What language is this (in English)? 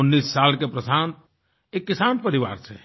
Hindi